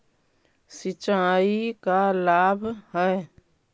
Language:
Magahi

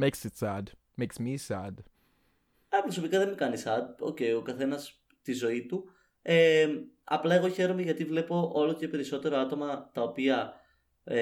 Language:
Greek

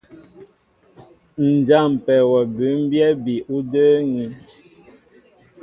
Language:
Mbo (Cameroon)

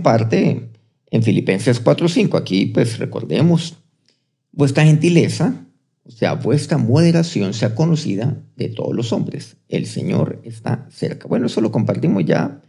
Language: Spanish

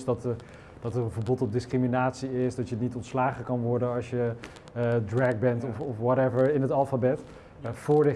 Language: Dutch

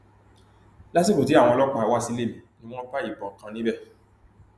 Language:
Yoruba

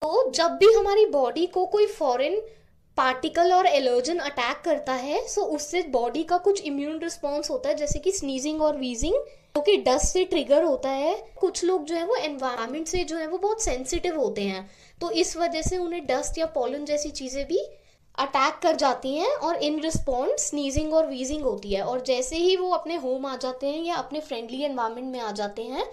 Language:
Hindi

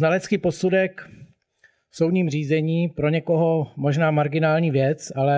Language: Czech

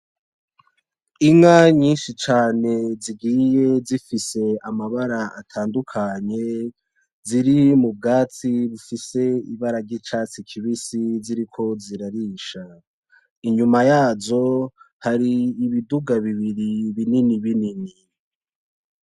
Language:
Rundi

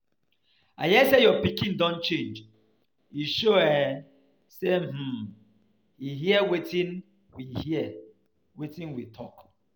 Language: Nigerian Pidgin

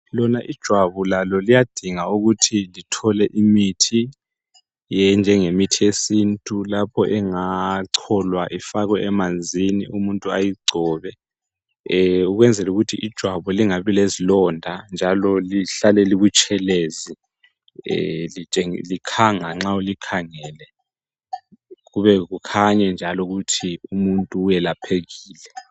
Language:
North Ndebele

